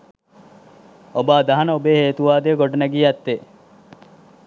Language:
Sinhala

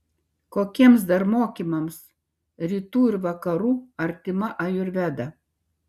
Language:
Lithuanian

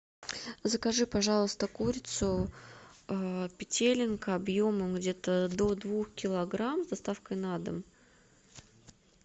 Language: Russian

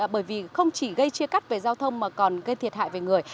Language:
Vietnamese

